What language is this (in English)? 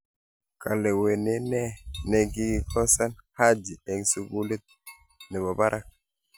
Kalenjin